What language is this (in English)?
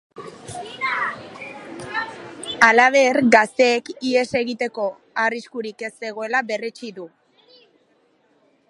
Basque